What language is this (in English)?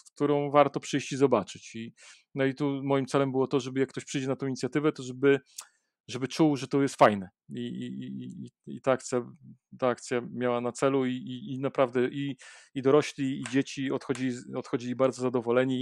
Polish